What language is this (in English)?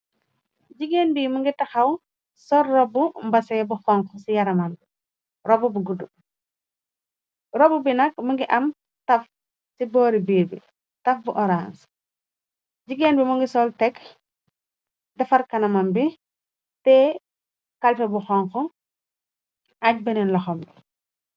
Wolof